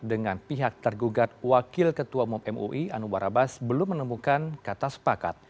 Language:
Indonesian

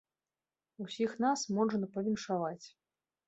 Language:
Belarusian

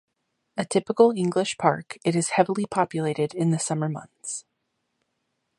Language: English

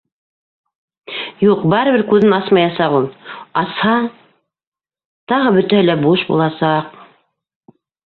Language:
Bashkir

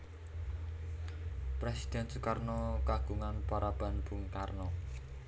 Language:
Javanese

